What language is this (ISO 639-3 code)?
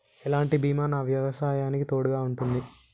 tel